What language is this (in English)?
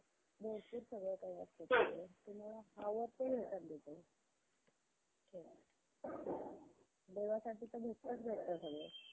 Marathi